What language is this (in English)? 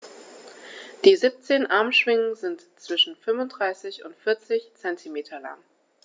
German